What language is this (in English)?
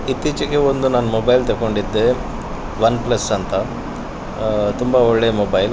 Kannada